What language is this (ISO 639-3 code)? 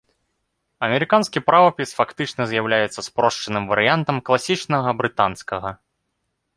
bel